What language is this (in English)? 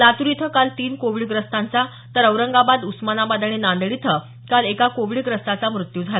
Marathi